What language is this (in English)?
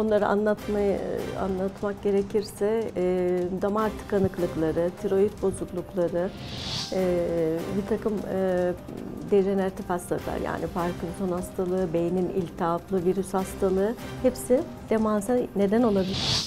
Turkish